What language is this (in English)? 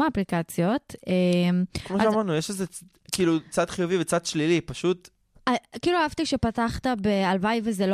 Hebrew